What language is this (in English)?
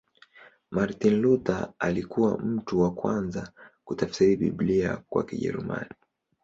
Swahili